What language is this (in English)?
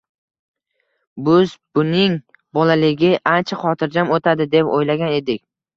Uzbek